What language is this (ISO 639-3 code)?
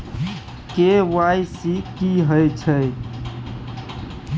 mai